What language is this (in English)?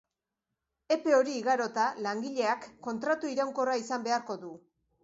Basque